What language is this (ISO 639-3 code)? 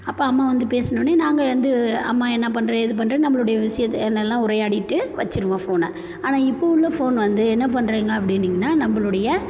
tam